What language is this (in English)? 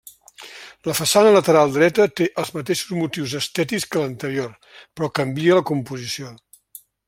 Catalan